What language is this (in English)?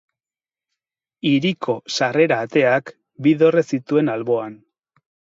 Basque